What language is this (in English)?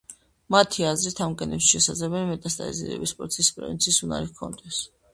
Georgian